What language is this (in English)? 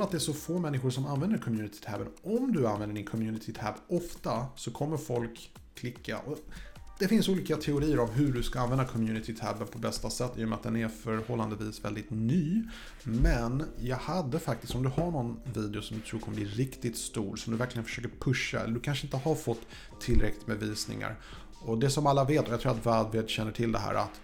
Swedish